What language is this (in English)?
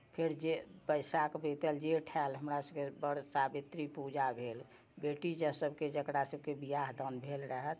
Maithili